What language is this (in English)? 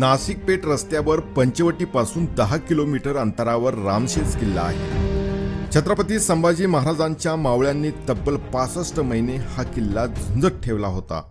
Marathi